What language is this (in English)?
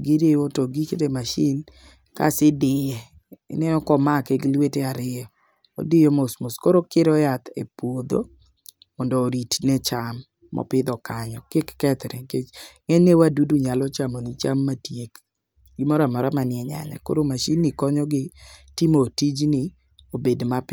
Luo (Kenya and Tanzania)